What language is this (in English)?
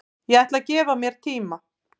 Icelandic